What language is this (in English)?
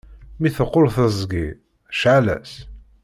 Kabyle